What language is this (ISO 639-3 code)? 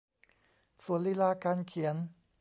tha